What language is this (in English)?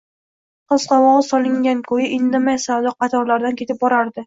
Uzbek